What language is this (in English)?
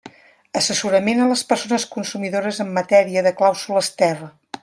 Catalan